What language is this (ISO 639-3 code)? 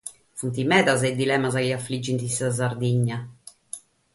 srd